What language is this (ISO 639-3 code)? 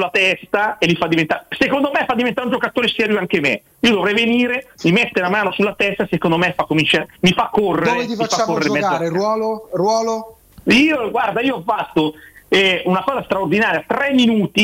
ita